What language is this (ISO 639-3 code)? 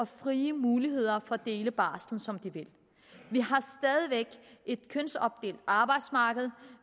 dan